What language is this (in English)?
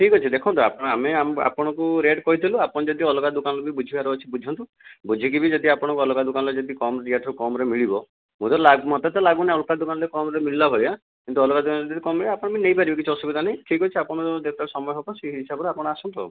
Odia